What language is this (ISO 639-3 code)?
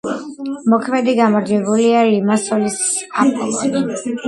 kat